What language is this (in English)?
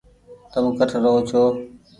Goaria